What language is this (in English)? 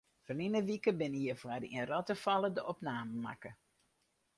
Western Frisian